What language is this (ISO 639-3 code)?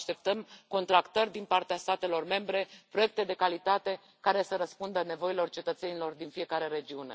ron